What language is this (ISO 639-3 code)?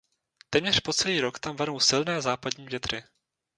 ces